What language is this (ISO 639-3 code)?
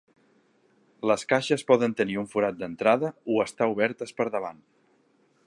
cat